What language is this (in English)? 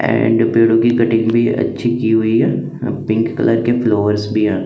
Hindi